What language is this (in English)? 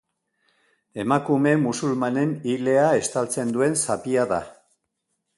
Basque